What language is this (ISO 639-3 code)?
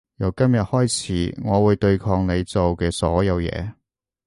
yue